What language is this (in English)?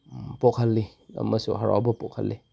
Manipuri